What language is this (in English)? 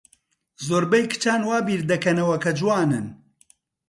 Central Kurdish